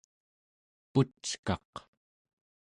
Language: Central Yupik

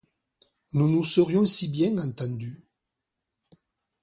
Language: French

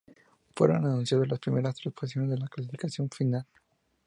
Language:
Spanish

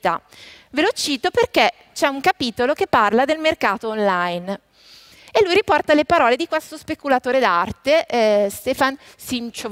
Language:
Italian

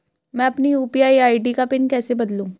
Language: Hindi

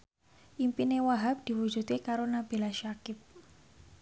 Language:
Javanese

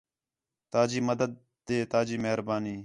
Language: Khetrani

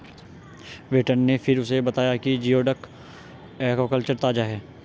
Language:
Hindi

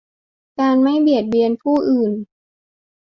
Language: Thai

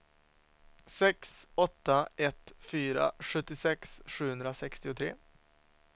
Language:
Swedish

